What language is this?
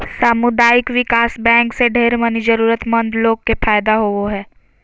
Magahi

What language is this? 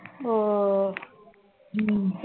Tamil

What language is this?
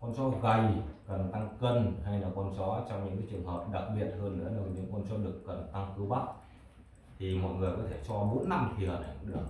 Vietnamese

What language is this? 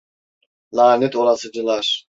Turkish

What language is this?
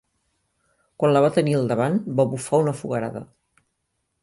Catalan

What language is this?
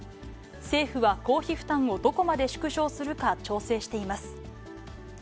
Japanese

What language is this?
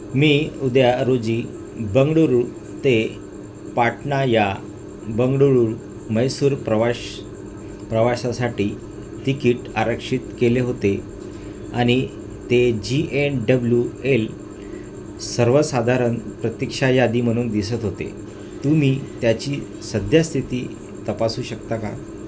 Marathi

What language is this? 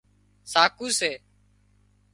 Wadiyara Koli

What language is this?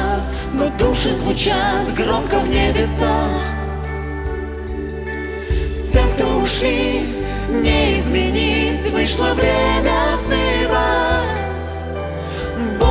Russian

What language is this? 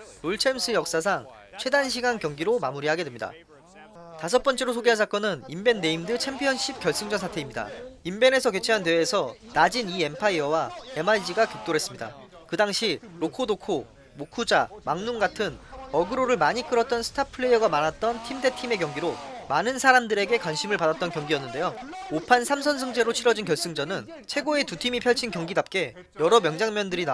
Korean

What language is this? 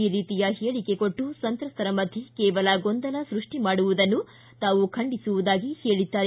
Kannada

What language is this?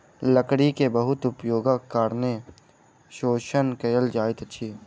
Maithili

